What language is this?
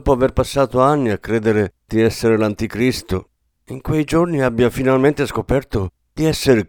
Italian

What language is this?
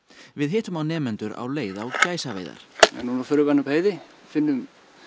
Icelandic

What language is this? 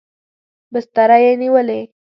Pashto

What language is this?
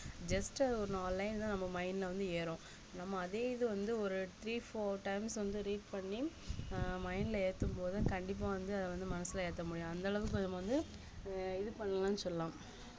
Tamil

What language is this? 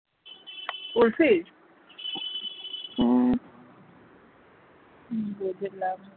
Bangla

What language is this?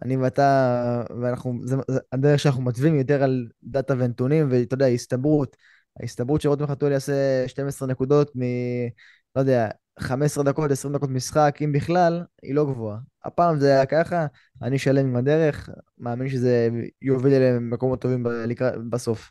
Hebrew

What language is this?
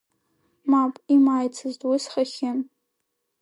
Abkhazian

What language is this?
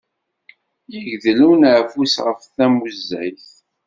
Kabyle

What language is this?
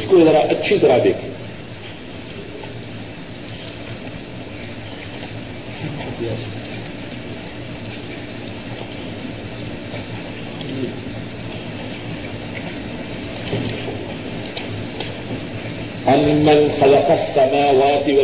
Urdu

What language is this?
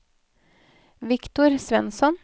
Norwegian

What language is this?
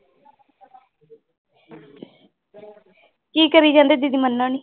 Punjabi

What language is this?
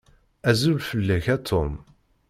Kabyle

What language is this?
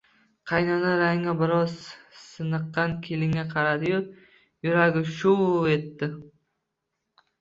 Uzbek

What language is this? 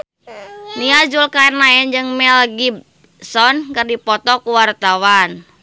Sundanese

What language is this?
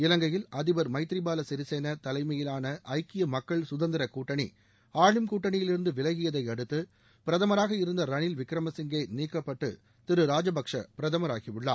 Tamil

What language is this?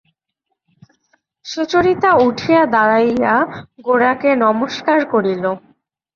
Bangla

